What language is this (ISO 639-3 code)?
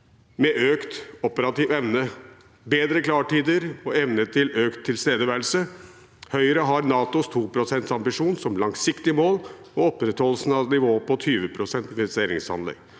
nor